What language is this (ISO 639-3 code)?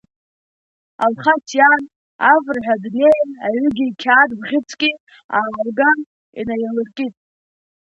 abk